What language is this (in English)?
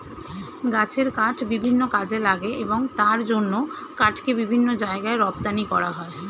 Bangla